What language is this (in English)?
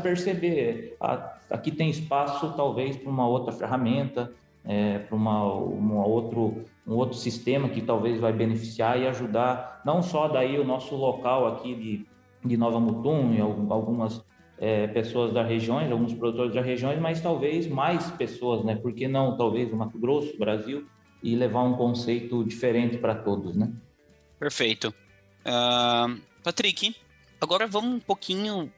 Portuguese